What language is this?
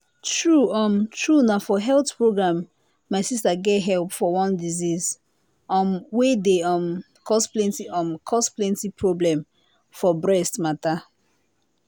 Nigerian Pidgin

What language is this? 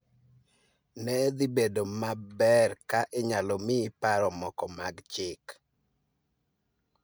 Luo (Kenya and Tanzania)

